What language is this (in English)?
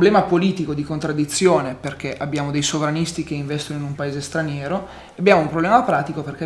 Italian